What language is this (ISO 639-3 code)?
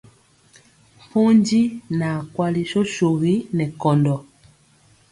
mcx